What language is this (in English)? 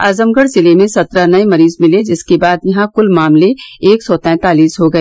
Hindi